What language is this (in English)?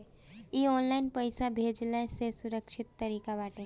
Bhojpuri